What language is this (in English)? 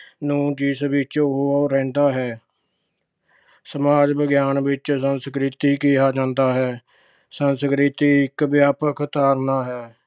Punjabi